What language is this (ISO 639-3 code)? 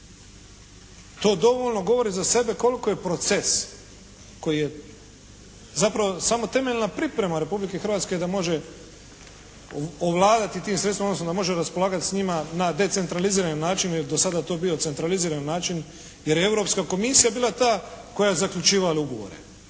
hrv